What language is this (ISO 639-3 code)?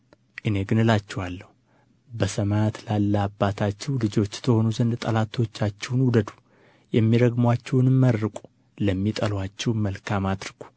amh